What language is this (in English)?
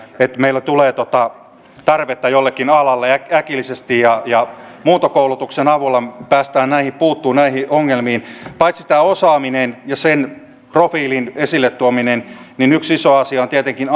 Finnish